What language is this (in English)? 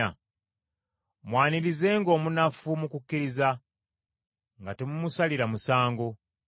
Ganda